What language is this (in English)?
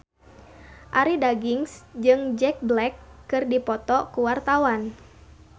Sundanese